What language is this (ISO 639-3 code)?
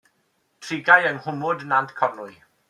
cym